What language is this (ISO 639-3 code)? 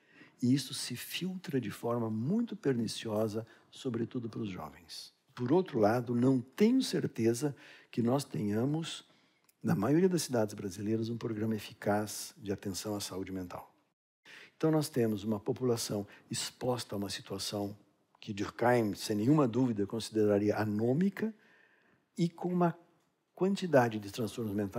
por